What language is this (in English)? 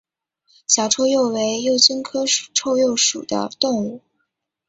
Chinese